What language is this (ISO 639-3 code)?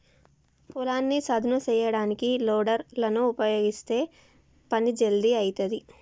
tel